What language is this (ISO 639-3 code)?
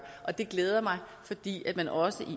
dan